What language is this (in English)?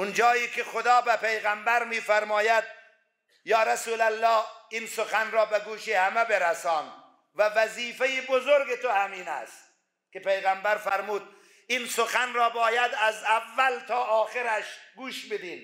Persian